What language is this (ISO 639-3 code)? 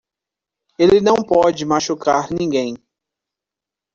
por